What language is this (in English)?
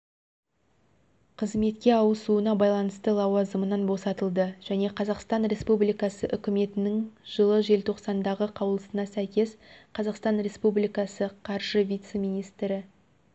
Kazakh